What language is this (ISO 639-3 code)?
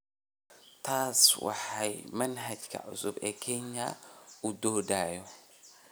som